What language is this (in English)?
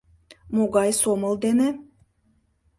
Mari